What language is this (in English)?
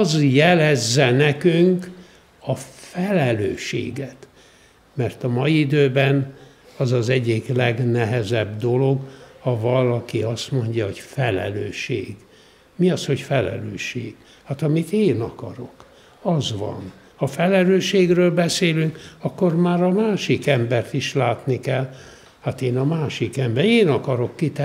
Hungarian